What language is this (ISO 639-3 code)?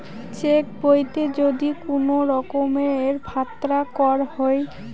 ben